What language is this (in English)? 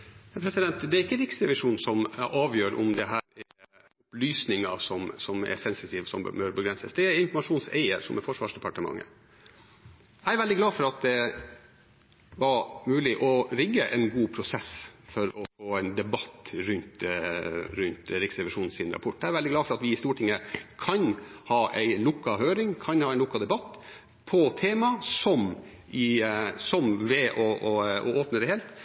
Norwegian Bokmål